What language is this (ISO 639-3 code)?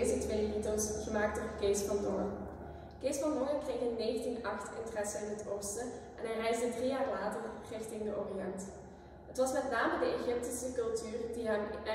nld